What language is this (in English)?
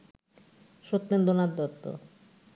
Bangla